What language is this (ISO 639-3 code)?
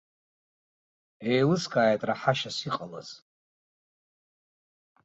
abk